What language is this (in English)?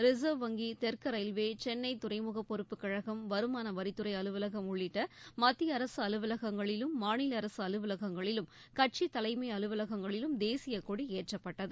Tamil